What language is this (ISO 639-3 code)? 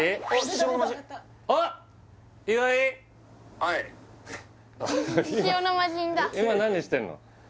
jpn